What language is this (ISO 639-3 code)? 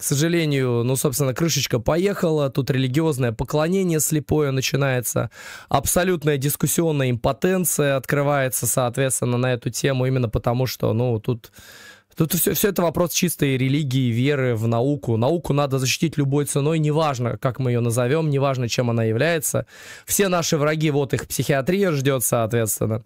rus